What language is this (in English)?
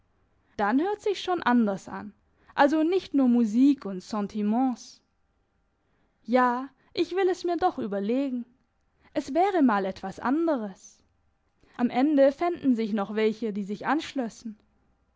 German